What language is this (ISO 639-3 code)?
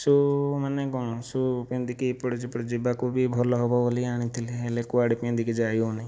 ori